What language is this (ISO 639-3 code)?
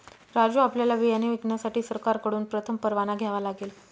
mar